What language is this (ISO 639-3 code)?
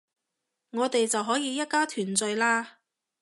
yue